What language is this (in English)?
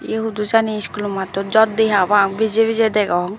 Chakma